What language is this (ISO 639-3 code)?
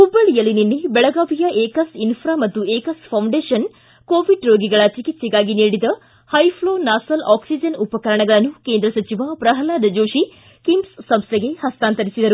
kan